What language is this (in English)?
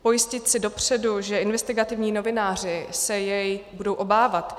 Czech